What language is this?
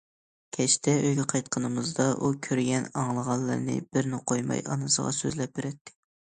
Uyghur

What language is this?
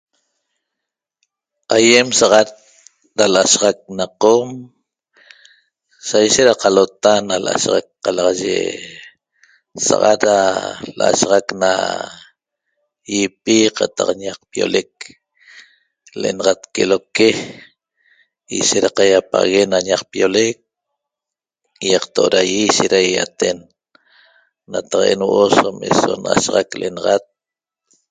Toba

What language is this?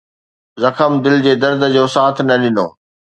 Sindhi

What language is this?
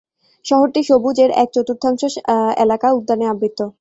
Bangla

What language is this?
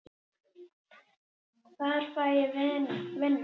Icelandic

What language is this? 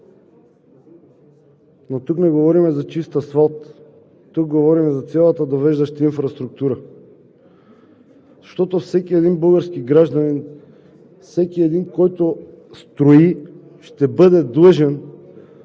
Bulgarian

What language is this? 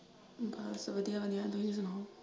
Punjabi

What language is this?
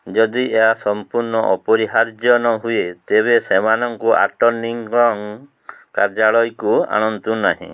Odia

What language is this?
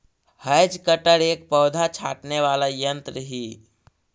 Magahi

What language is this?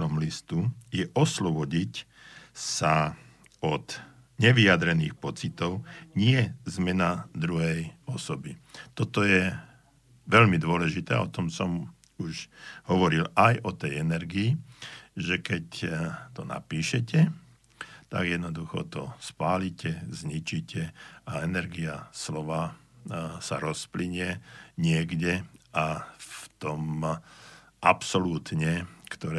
Slovak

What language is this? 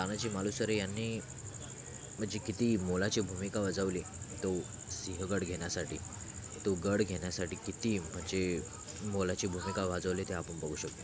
Marathi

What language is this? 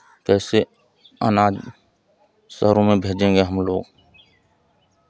Hindi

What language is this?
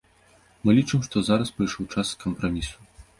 Belarusian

